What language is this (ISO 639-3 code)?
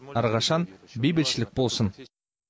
kaz